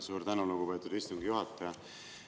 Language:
Estonian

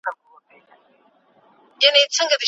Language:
Pashto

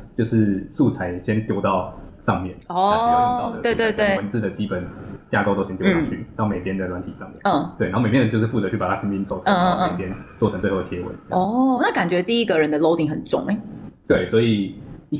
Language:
Chinese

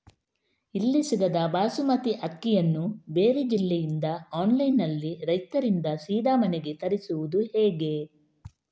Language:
Kannada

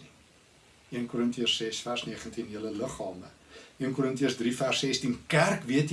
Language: Dutch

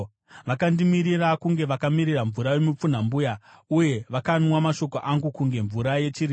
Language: Shona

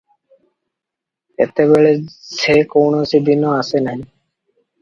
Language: Odia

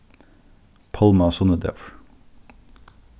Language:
Faroese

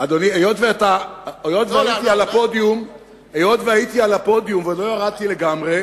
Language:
Hebrew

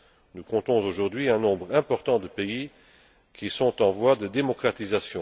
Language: French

